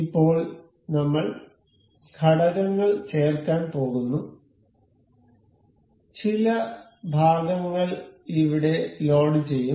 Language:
Malayalam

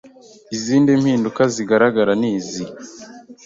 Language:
Kinyarwanda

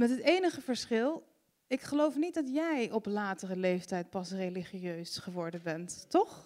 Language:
Dutch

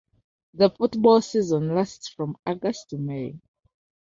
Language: English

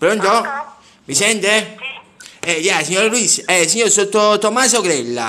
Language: Italian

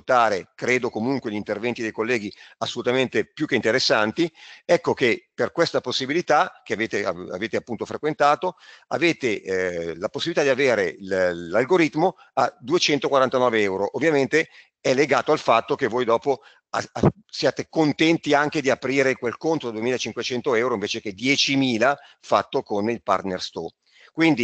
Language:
Italian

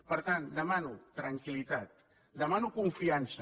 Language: Catalan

